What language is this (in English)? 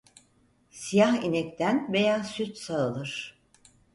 Turkish